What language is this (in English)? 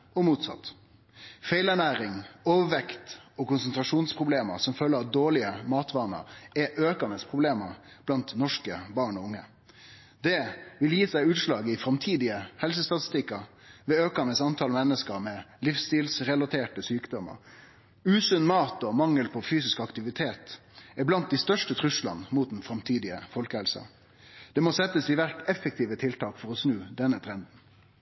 Norwegian Nynorsk